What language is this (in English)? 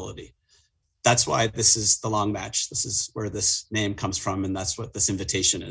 English